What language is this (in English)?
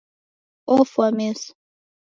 Taita